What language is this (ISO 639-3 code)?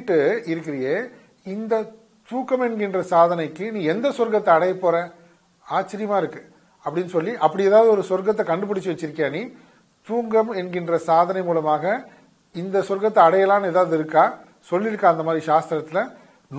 tam